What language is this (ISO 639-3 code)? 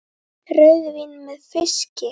isl